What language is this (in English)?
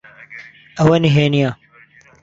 Central Kurdish